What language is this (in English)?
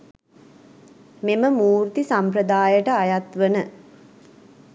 Sinhala